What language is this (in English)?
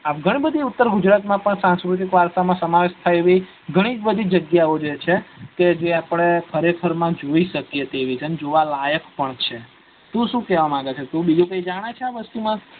Gujarati